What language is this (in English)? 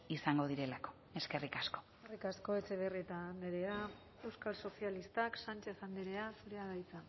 Basque